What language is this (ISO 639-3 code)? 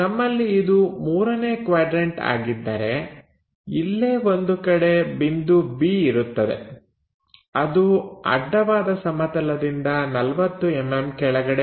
kan